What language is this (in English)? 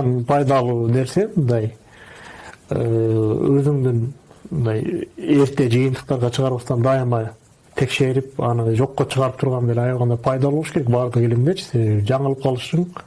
Turkish